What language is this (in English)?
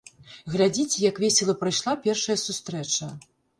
Belarusian